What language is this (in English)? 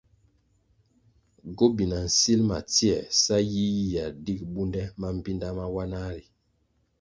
Kwasio